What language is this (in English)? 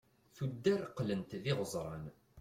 Kabyle